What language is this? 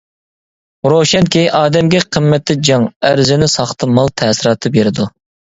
Uyghur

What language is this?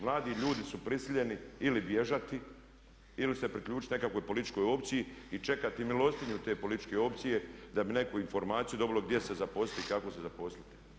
Croatian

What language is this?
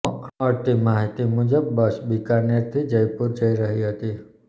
Gujarati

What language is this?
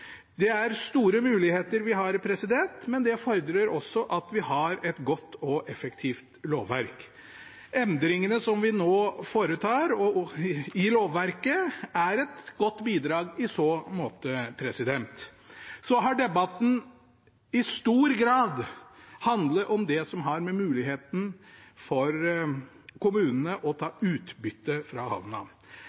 Norwegian Bokmål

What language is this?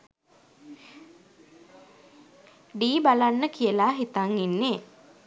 Sinhala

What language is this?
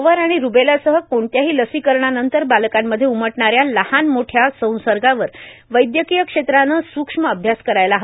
Marathi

